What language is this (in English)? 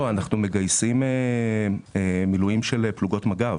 Hebrew